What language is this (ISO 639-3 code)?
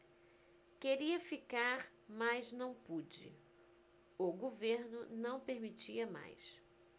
por